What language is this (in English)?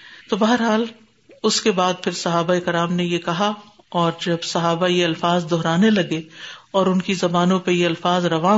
Urdu